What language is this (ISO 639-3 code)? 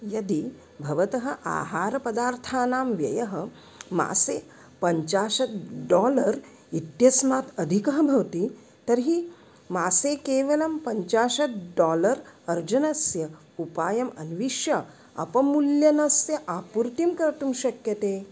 san